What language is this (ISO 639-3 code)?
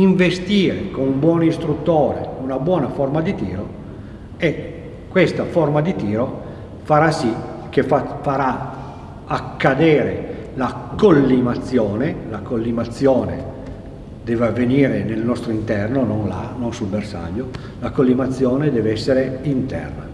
ita